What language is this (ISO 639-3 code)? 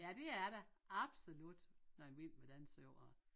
dan